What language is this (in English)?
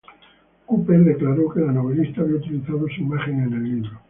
Spanish